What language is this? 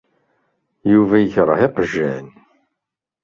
Kabyle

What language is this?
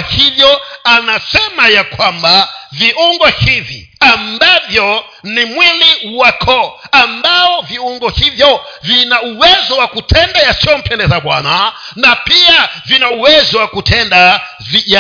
Swahili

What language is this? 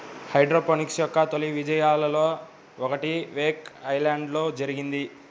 Telugu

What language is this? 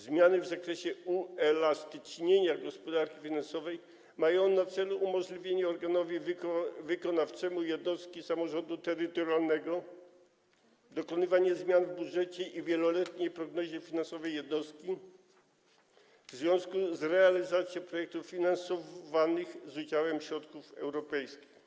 Polish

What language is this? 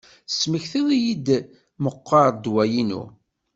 Kabyle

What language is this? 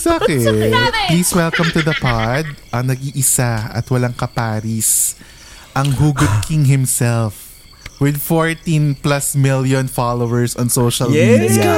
Filipino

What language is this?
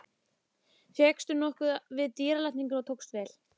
Icelandic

